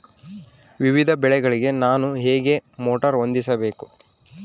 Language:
Kannada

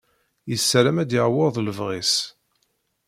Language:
Kabyle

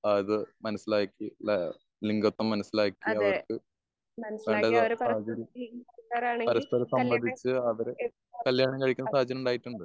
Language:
Malayalam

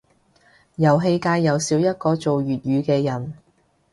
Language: Cantonese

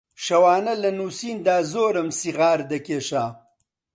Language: Central Kurdish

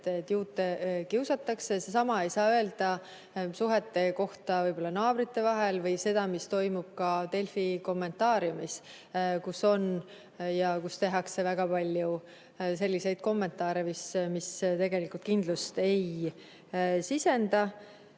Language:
Estonian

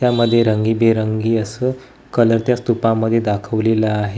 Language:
Marathi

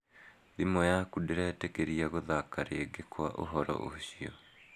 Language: Kikuyu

